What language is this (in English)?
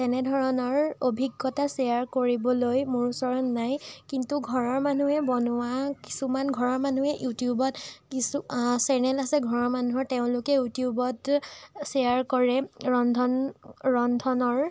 Assamese